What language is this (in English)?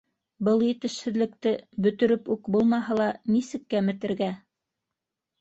Bashkir